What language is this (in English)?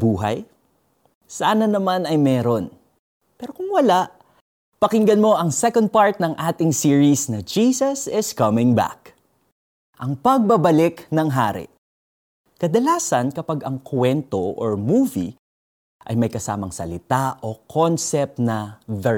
Filipino